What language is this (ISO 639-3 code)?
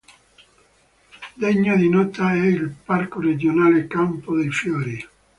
ita